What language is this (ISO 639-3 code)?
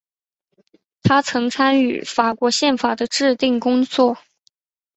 zho